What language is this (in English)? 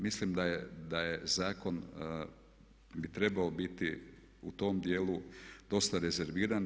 Croatian